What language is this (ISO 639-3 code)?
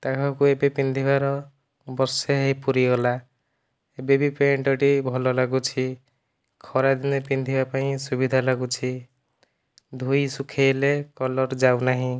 ori